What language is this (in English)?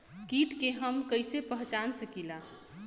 Bhojpuri